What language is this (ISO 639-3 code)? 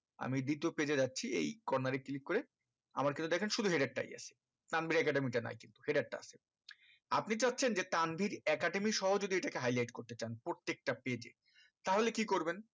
ben